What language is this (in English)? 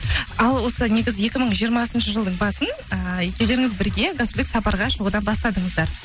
Kazakh